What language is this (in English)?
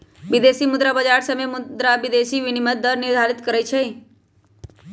Magahi